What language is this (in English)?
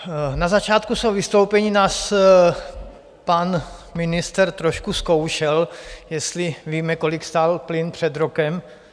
Czech